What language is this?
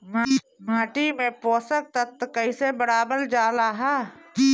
Bhojpuri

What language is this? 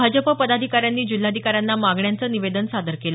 Marathi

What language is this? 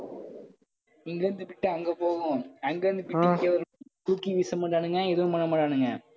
Tamil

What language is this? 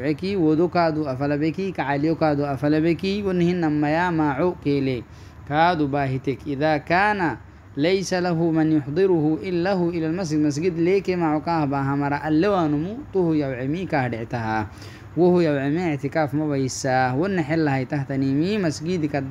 Arabic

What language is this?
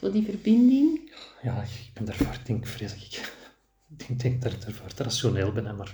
Dutch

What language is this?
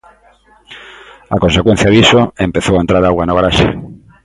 Galician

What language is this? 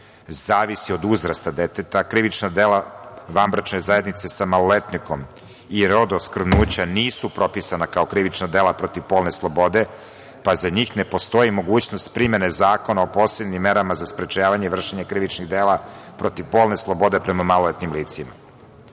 Serbian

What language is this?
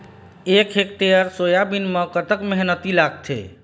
Chhattisgarhi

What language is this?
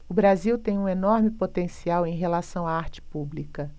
Portuguese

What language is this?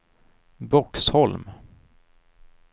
Swedish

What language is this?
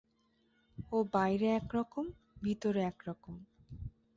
Bangla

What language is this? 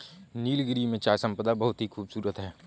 Hindi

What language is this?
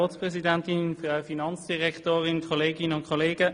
Swiss German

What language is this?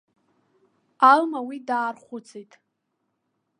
Abkhazian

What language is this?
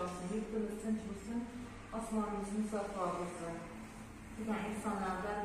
Turkish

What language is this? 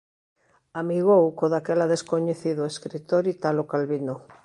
Galician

